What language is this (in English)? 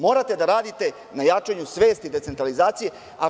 Serbian